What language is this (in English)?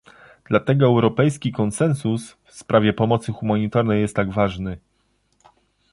Polish